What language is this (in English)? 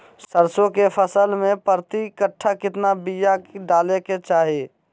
Magahi